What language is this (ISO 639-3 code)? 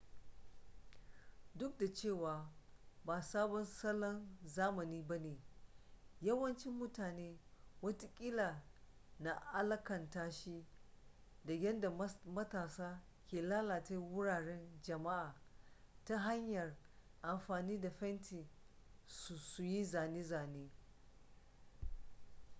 hau